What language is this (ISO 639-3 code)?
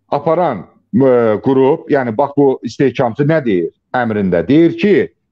tur